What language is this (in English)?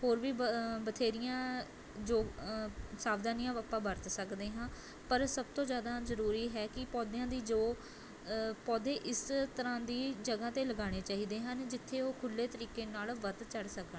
Punjabi